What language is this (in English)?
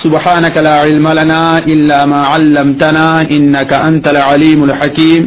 Urdu